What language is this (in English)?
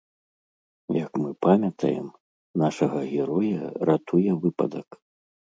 Belarusian